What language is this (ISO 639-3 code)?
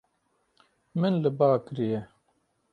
kur